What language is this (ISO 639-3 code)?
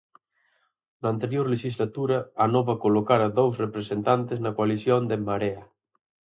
glg